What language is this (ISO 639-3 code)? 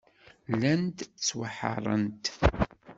kab